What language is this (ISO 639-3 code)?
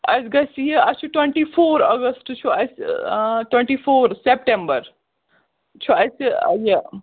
kas